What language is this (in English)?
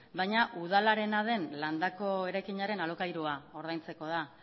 Basque